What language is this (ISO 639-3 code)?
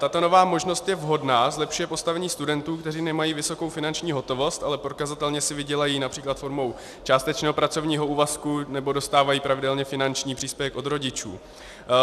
ces